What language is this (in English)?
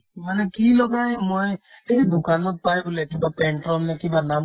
Assamese